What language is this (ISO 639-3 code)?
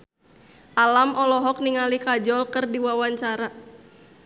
sun